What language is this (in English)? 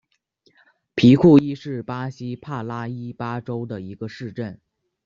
Chinese